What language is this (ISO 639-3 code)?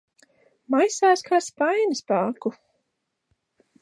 lav